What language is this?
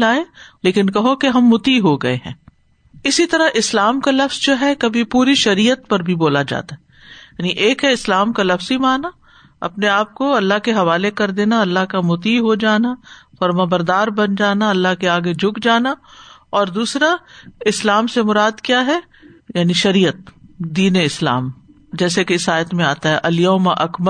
Urdu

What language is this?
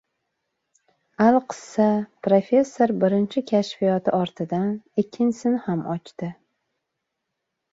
Uzbek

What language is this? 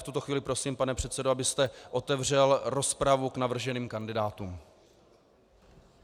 Czech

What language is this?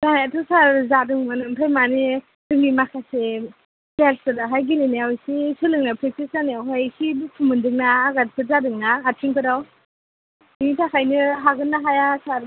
Bodo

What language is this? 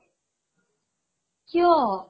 Assamese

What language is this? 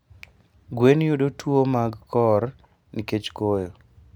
Luo (Kenya and Tanzania)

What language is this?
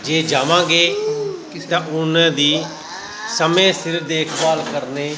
Punjabi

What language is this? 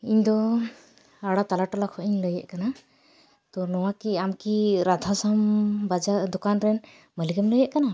Santali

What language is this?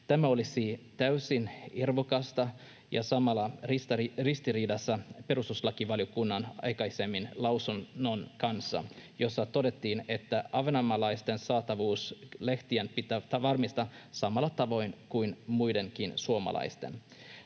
Finnish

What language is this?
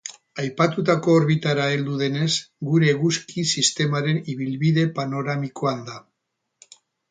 Basque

